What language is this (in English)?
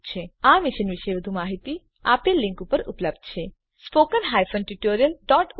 Gujarati